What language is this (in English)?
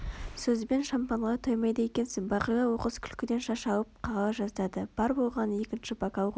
Kazakh